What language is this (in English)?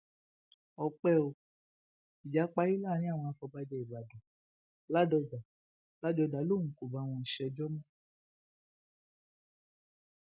Yoruba